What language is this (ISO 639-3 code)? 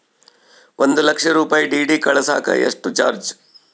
kan